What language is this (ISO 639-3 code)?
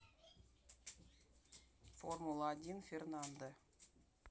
rus